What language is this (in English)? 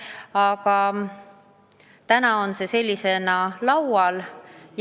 Estonian